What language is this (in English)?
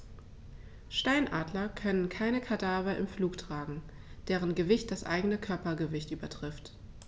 German